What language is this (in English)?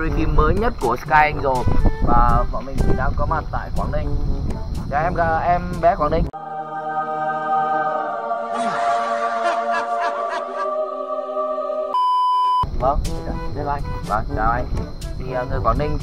Vietnamese